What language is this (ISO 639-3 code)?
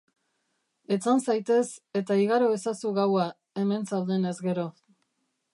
eus